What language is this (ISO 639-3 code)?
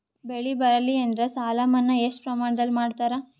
kan